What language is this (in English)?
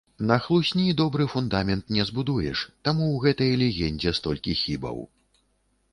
Belarusian